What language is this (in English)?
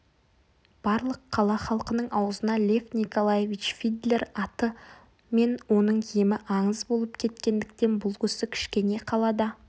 Kazakh